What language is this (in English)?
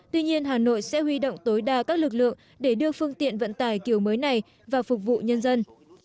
Vietnamese